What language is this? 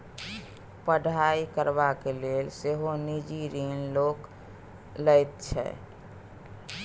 Maithili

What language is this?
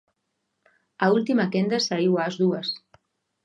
Galician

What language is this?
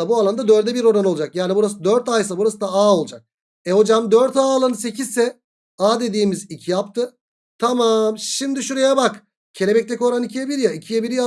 Turkish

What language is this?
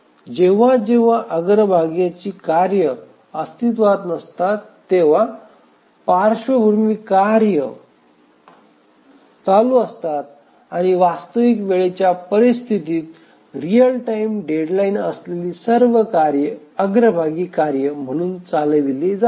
Marathi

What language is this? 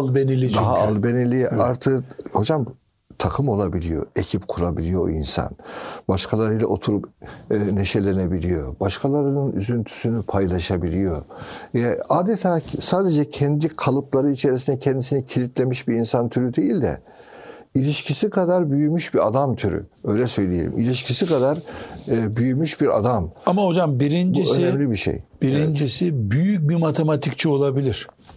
Turkish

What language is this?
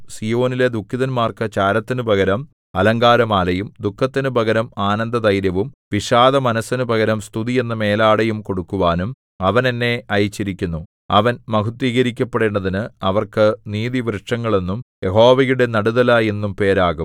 Malayalam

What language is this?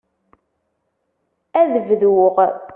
Kabyle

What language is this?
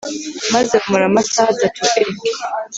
Kinyarwanda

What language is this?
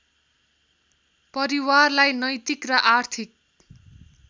Nepali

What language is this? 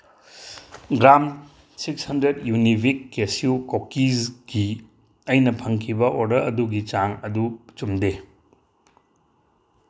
Manipuri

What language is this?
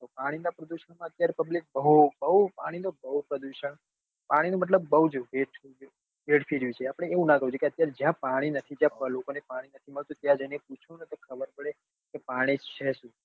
Gujarati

